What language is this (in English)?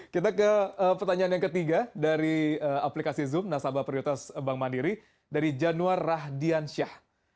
Indonesian